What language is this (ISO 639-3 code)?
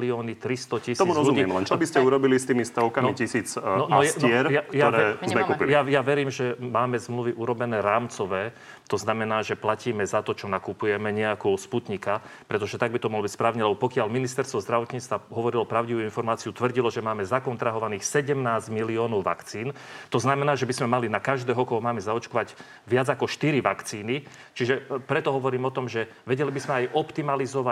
slk